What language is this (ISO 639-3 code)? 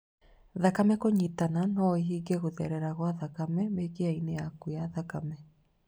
kik